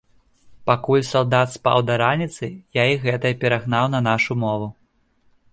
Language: Belarusian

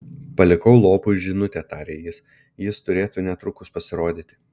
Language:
Lithuanian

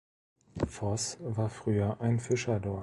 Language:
German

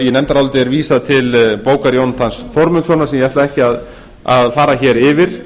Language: Icelandic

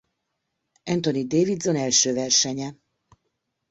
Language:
Hungarian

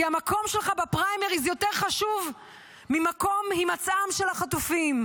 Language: Hebrew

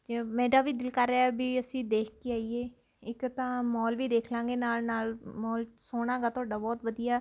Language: Punjabi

